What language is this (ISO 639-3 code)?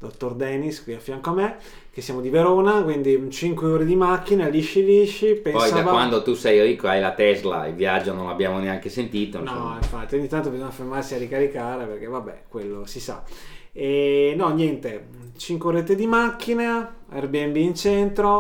ita